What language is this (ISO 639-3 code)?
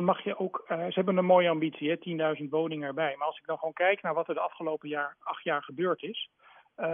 nld